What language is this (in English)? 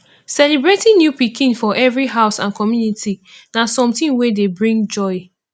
Nigerian Pidgin